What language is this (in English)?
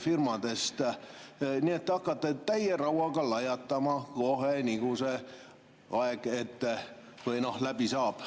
Estonian